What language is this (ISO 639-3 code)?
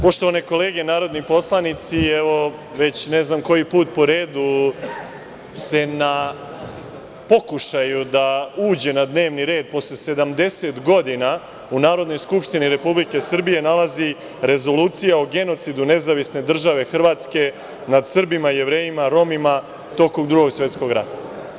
srp